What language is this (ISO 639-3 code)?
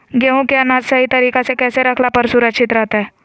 mag